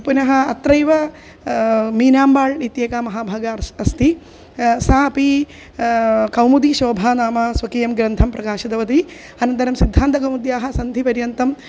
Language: Sanskrit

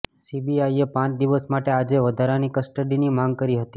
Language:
Gujarati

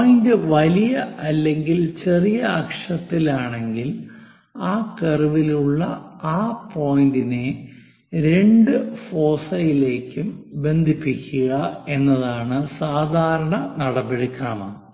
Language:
Malayalam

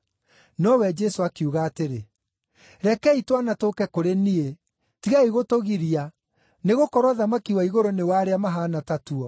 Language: Kikuyu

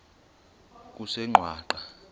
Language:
Xhosa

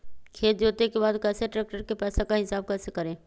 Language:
Magahi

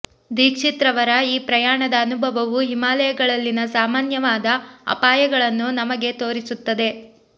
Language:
Kannada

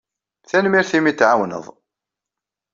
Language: Kabyle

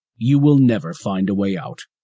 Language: English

